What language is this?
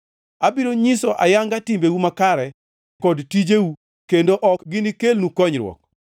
Luo (Kenya and Tanzania)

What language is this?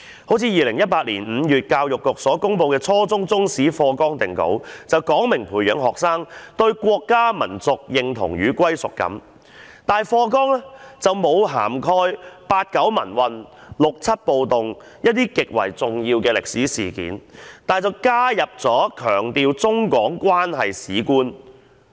Cantonese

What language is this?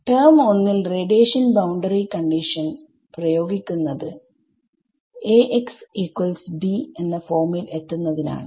Malayalam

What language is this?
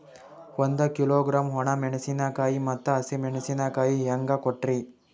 Kannada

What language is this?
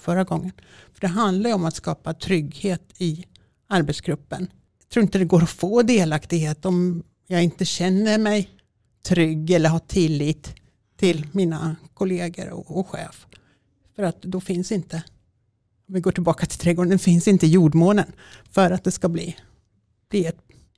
Swedish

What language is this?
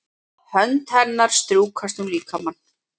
Icelandic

